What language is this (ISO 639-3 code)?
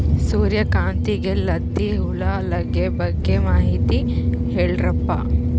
kan